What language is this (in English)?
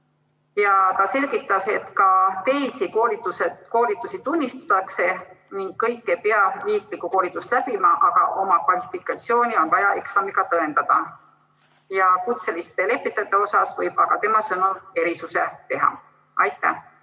Estonian